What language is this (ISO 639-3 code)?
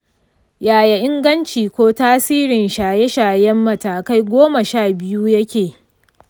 hau